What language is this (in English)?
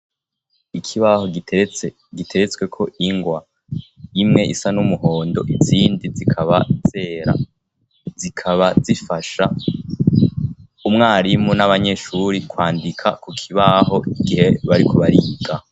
Rundi